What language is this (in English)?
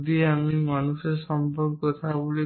Bangla